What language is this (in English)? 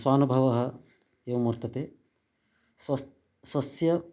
Sanskrit